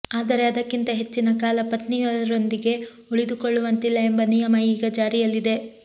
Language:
Kannada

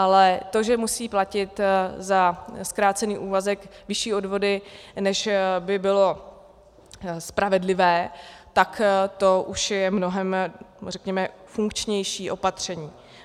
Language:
Czech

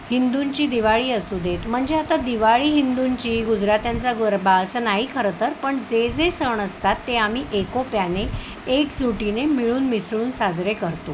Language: Marathi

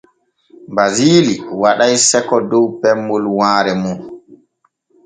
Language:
Borgu Fulfulde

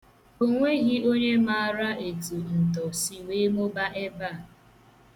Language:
Igbo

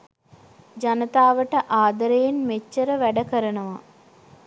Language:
Sinhala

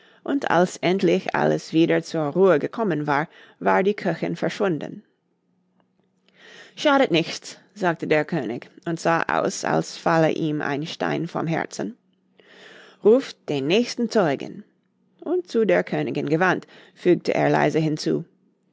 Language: German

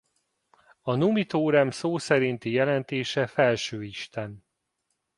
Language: Hungarian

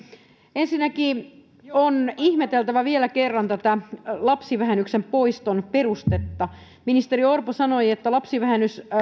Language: Finnish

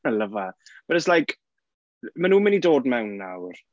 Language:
Welsh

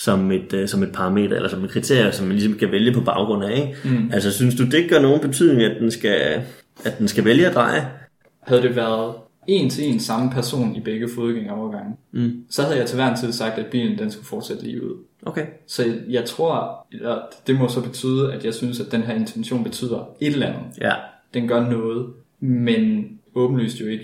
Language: Danish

